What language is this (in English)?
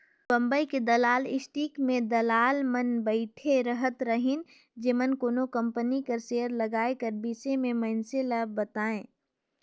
Chhattisgarhi